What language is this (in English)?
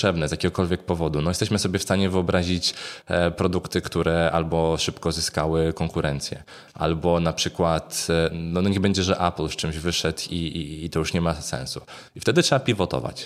Polish